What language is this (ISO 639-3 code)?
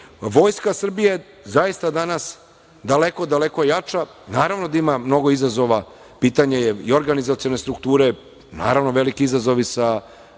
srp